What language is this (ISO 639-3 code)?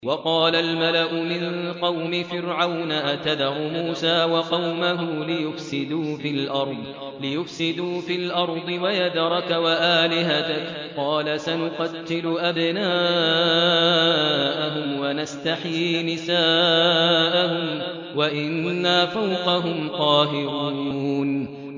ara